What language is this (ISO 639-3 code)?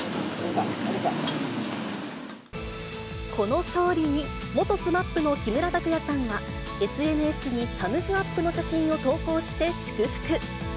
jpn